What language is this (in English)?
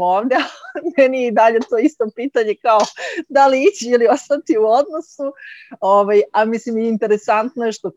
Croatian